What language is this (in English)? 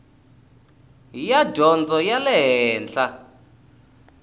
Tsonga